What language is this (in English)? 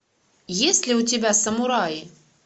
Russian